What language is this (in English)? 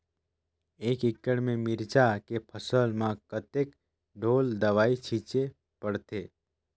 Chhattisgarhi